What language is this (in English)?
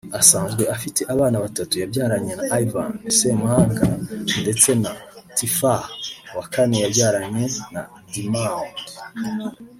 Kinyarwanda